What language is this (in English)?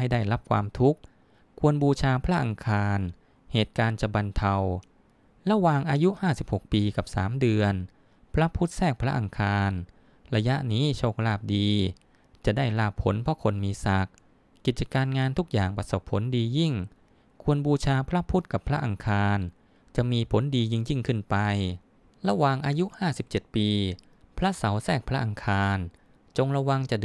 Thai